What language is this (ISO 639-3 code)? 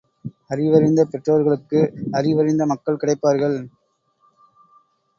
tam